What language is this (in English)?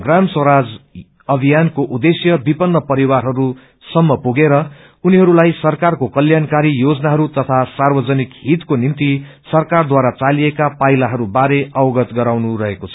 Nepali